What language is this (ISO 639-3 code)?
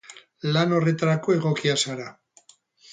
eus